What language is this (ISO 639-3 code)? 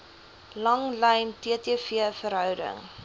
afr